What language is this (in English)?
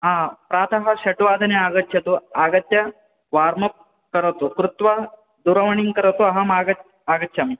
Sanskrit